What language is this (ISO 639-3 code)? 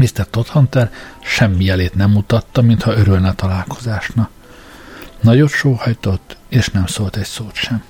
hun